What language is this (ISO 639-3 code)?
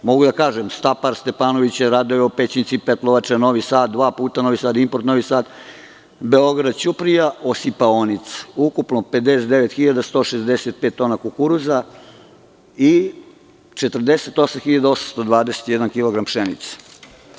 srp